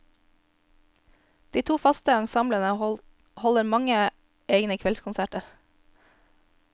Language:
Norwegian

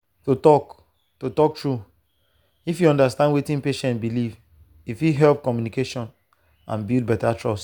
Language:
Nigerian Pidgin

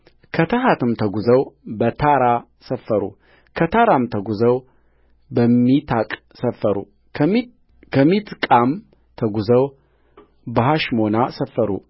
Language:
Amharic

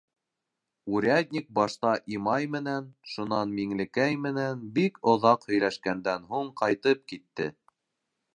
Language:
Bashkir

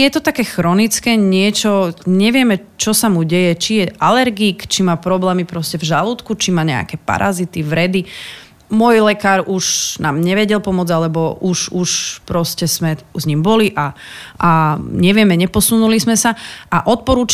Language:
Slovak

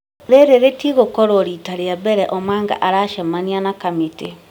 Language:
Kikuyu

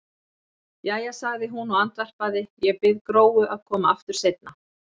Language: Icelandic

